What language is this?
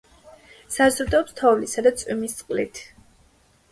Georgian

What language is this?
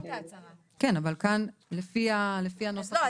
Hebrew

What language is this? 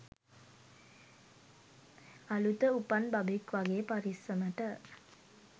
Sinhala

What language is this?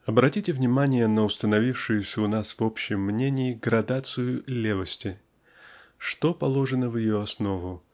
Russian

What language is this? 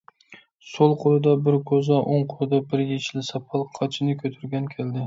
Uyghur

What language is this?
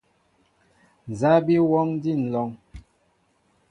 Mbo (Cameroon)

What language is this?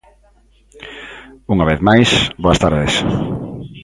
Galician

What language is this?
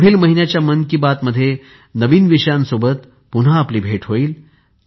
Marathi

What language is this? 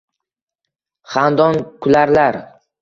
Uzbek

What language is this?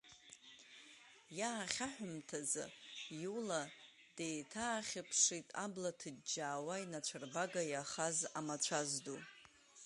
Abkhazian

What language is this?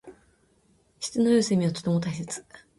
Japanese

